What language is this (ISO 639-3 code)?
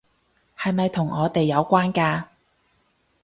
yue